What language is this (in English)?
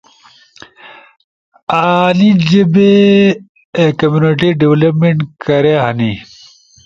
Ushojo